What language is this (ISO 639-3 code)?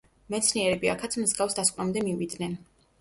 kat